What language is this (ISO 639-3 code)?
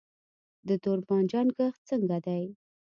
pus